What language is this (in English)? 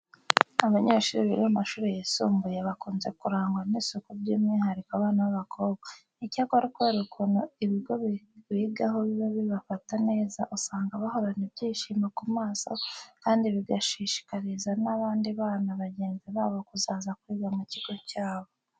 Kinyarwanda